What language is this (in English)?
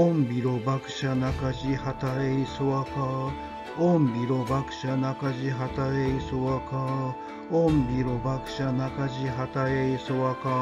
Japanese